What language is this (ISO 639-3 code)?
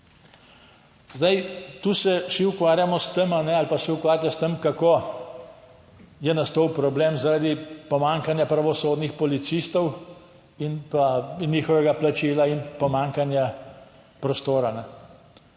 slv